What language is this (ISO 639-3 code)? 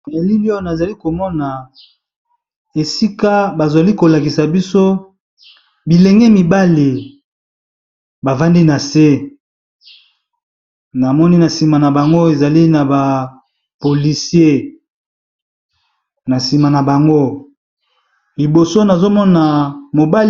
lin